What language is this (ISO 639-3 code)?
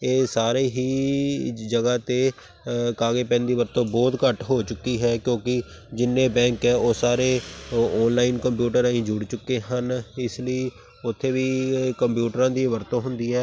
pan